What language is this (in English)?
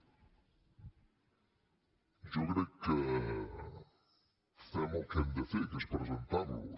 Catalan